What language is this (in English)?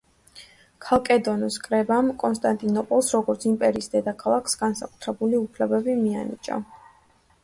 Georgian